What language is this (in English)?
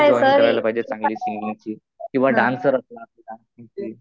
Marathi